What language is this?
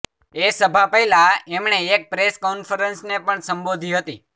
Gujarati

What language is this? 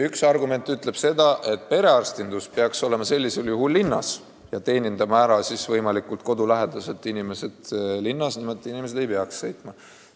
Estonian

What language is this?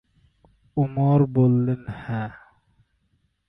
Bangla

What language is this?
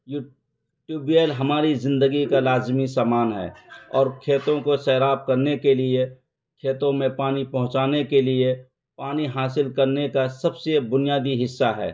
Urdu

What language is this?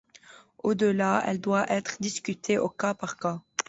French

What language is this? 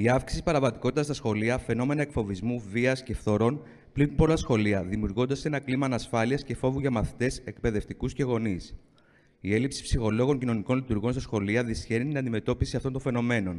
Greek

